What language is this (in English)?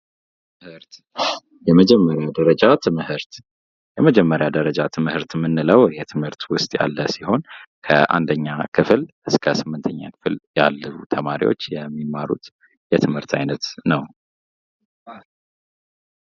Amharic